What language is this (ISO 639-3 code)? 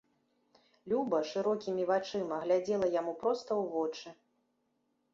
bel